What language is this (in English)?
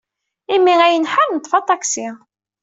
Kabyle